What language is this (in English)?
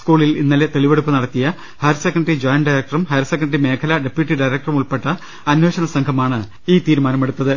Malayalam